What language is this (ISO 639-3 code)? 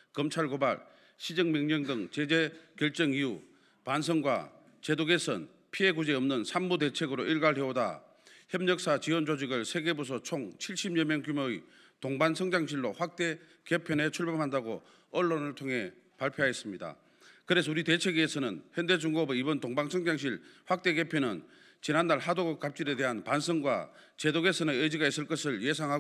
kor